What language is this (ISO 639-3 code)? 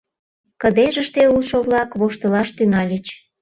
chm